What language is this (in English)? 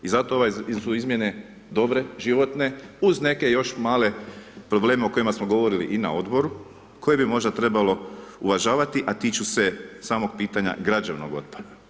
Croatian